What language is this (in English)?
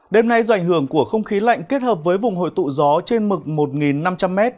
Vietnamese